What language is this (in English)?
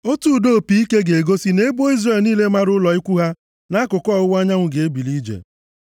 Igbo